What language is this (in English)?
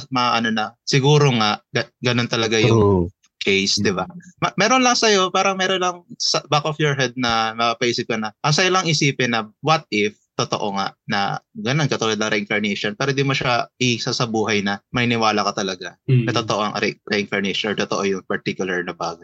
Filipino